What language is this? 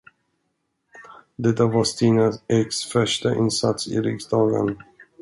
Swedish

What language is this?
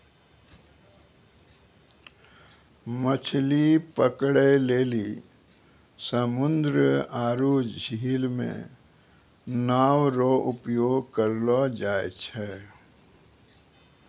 Maithili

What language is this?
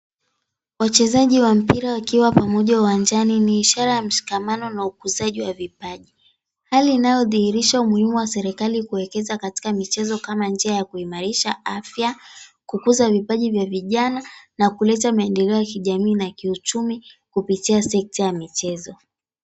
Swahili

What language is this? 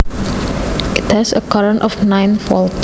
Javanese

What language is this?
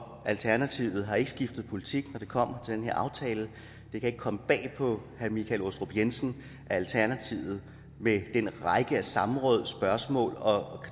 Danish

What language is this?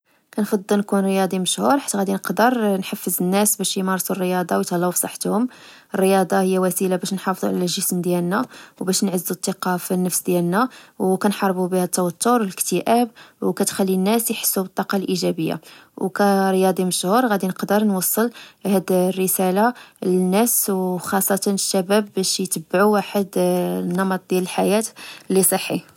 Moroccan Arabic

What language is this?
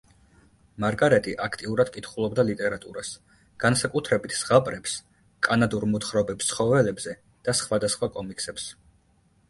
Georgian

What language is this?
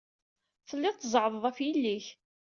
Kabyle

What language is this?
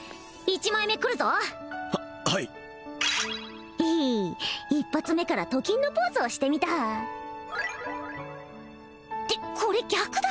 Japanese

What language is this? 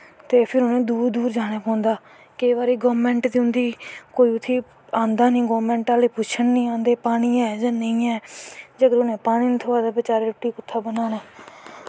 Dogri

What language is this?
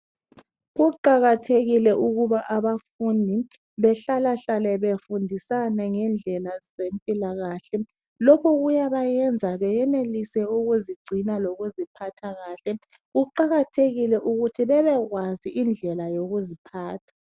North Ndebele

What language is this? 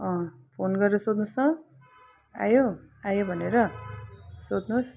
Nepali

